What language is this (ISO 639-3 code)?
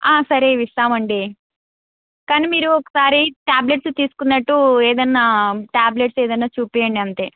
tel